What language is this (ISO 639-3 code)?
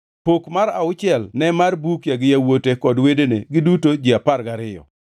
luo